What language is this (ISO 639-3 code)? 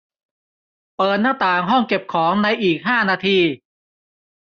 tha